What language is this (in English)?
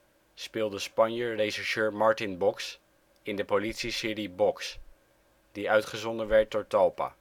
Dutch